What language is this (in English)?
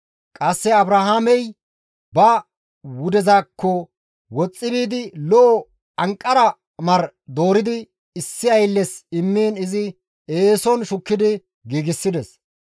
Gamo